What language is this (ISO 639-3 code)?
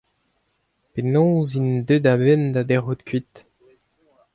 bre